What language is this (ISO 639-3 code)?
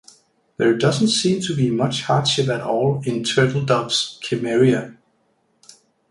eng